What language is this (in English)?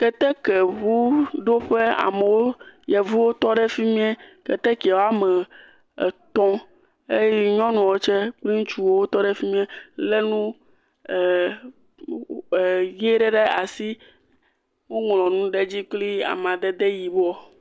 Ewe